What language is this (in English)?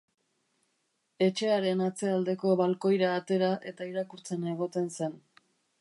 Basque